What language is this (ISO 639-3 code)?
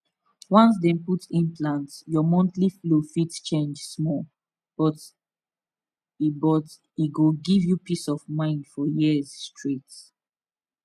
pcm